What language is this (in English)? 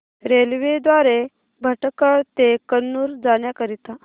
Marathi